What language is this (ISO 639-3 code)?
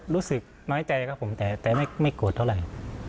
tha